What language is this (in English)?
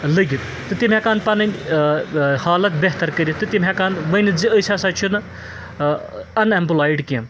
Kashmiri